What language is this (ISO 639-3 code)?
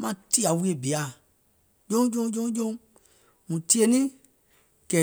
gol